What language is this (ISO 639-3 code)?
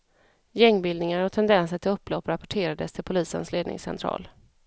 swe